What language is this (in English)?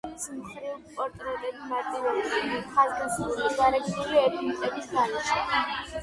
Georgian